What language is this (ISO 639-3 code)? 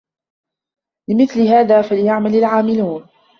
ara